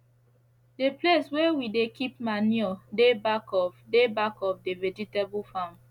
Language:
Nigerian Pidgin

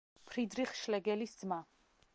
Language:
Georgian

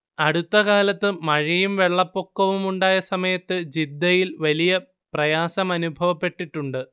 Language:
Malayalam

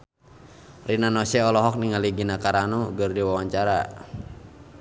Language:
Sundanese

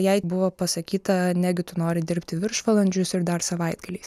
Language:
Lithuanian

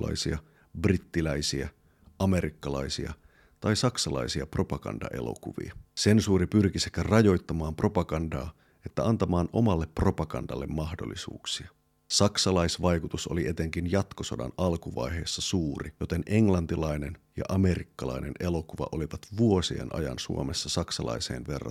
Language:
Finnish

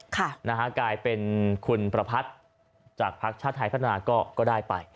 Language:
Thai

